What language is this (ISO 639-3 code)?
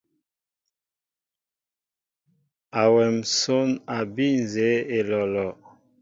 mbo